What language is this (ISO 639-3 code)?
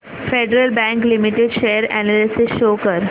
mar